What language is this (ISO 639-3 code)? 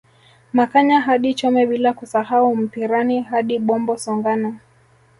swa